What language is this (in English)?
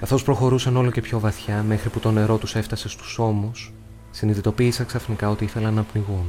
Greek